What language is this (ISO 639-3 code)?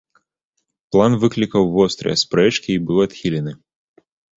bel